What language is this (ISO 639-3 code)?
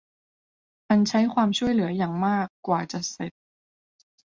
tha